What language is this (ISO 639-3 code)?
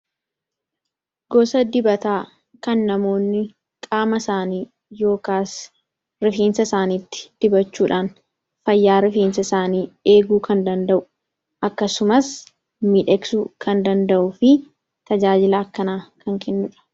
orm